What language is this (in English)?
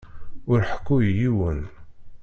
Kabyle